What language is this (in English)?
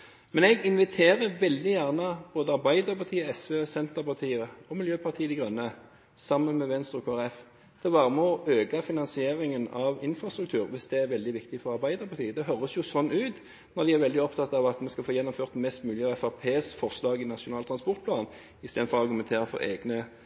Norwegian Bokmål